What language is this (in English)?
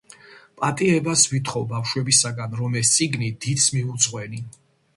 Georgian